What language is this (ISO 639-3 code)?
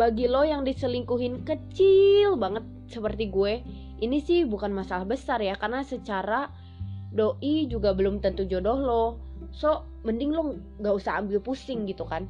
ind